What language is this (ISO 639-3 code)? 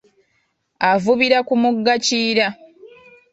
lug